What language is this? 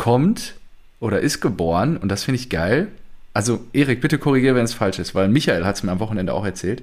German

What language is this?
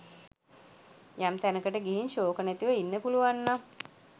Sinhala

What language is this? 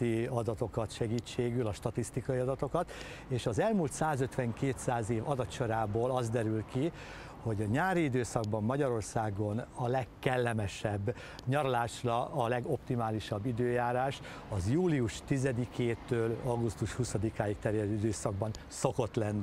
Hungarian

